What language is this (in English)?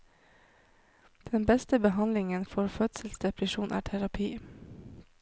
Norwegian